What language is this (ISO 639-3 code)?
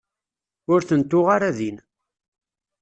kab